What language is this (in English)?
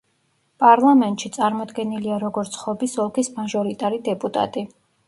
Georgian